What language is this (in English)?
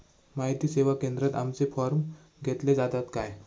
Marathi